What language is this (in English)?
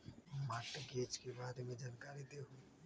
Magahi